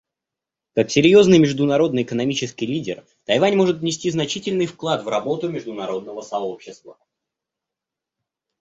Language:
Russian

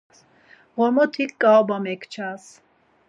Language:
Laz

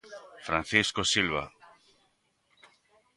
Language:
Galician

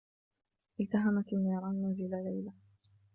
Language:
Arabic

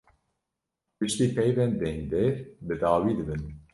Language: Kurdish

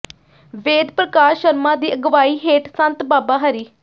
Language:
Punjabi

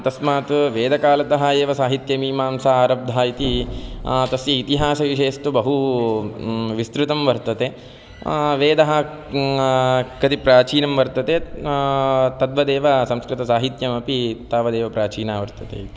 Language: Sanskrit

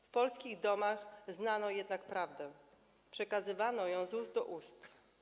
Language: Polish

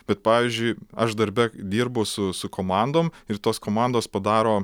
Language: Lithuanian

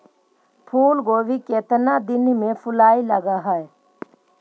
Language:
Magahi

